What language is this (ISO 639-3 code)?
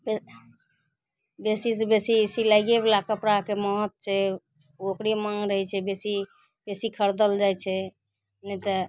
mai